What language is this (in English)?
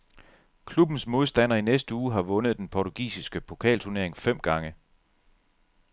Danish